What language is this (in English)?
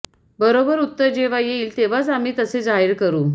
Marathi